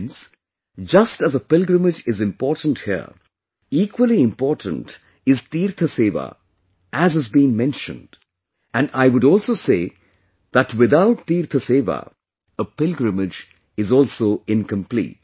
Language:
English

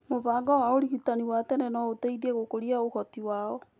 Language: Kikuyu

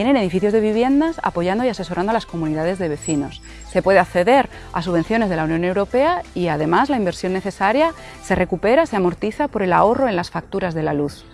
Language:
Spanish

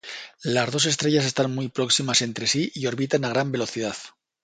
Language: Spanish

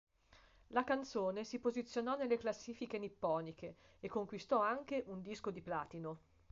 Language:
Italian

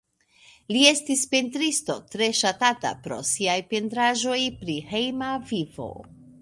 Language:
Esperanto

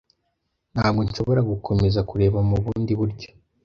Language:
Kinyarwanda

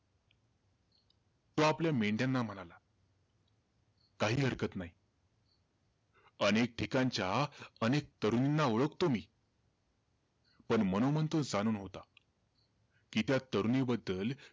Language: Marathi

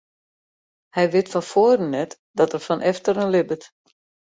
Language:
Western Frisian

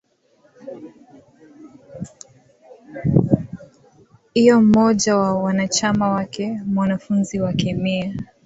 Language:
Swahili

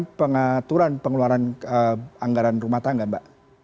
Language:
Indonesian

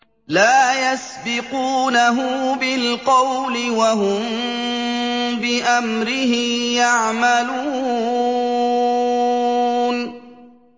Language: Arabic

